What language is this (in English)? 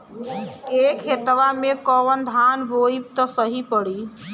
Bhojpuri